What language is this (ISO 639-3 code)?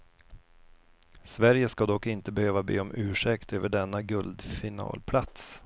swe